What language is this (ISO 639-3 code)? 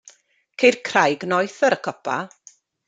cym